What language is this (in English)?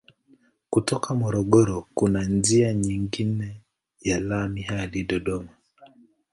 Swahili